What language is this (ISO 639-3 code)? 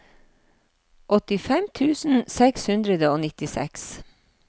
nor